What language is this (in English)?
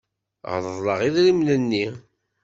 Kabyle